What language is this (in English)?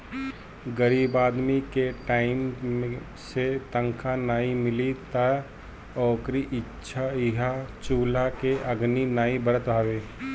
Bhojpuri